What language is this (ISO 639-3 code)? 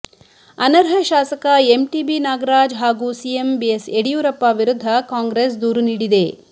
kan